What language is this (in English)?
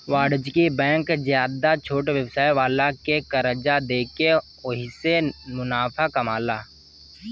Bhojpuri